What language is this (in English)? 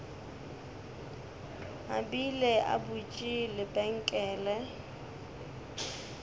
Northern Sotho